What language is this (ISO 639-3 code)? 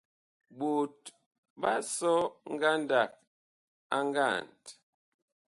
bkh